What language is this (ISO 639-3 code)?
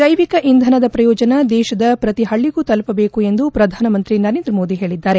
kan